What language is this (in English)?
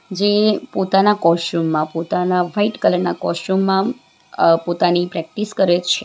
Gujarati